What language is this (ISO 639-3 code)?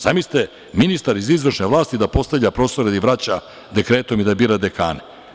srp